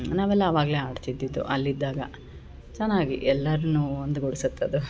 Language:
Kannada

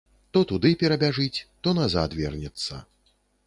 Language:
Belarusian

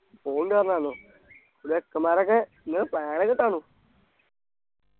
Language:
Malayalam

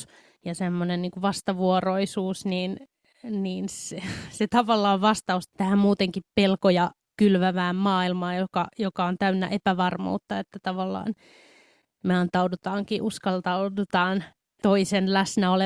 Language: Finnish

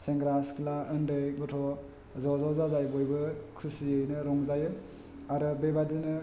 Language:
Bodo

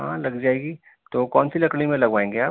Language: Urdu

